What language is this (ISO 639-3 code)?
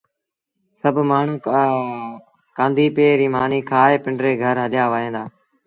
sbn